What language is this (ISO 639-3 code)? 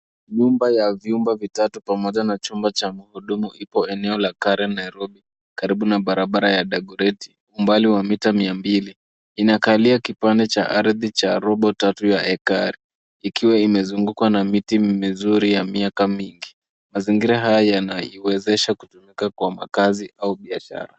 swa